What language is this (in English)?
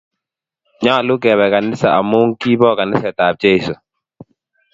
Kalenjin